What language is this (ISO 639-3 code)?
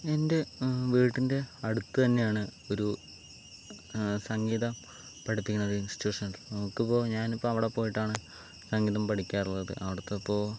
mal